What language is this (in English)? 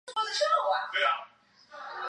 Chinese